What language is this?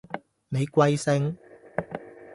Cantonese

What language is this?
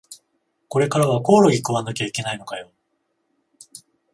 Japanese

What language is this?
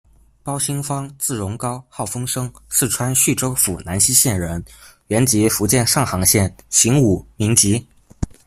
Chinese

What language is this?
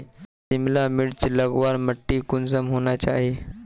Magahi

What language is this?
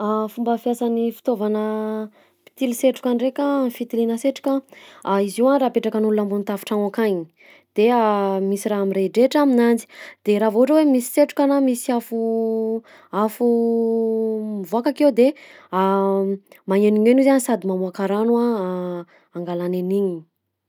Southern Betsimisaraka Malagasy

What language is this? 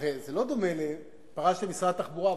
Hebrew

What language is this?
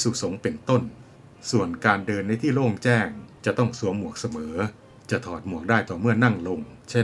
Thai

